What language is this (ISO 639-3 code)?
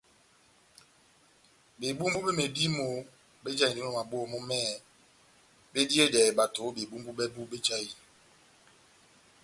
bnm